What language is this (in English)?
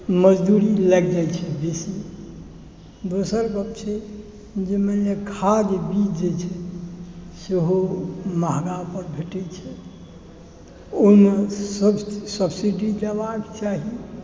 Maithili